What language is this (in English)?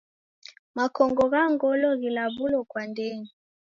Taita